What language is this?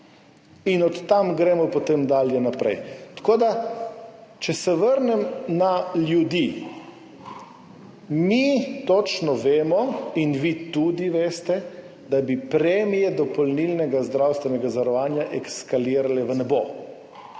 Slovenian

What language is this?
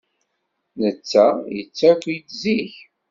Kabyle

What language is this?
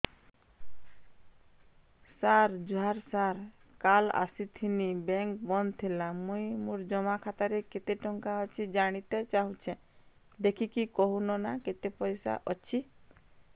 Odia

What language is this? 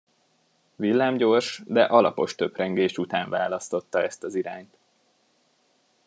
Hungarian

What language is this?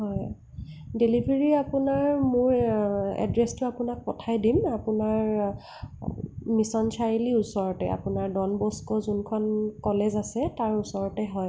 Assamese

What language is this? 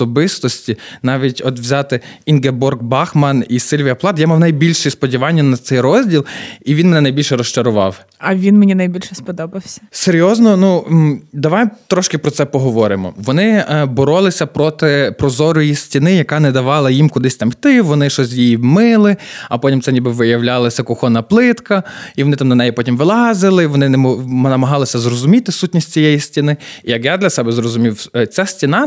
Ukrainian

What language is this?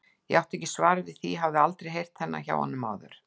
Icelandic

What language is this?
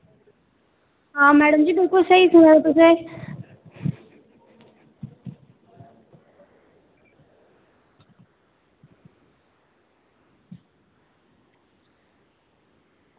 Dogri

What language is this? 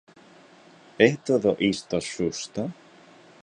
Galician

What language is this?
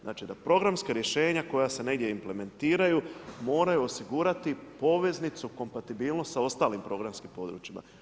Croatian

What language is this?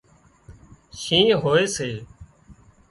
Wadiyara Koli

